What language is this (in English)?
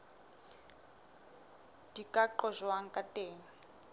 Southern Sotho